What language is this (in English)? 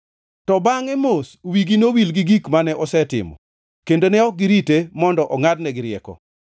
Luo (Kenya and Tanzania)